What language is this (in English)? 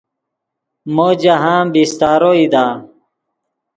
Yidgha